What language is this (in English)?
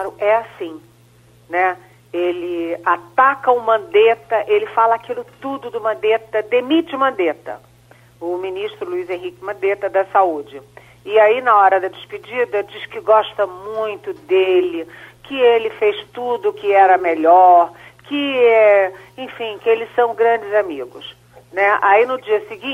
Portuguese